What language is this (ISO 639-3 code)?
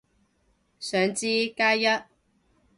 yue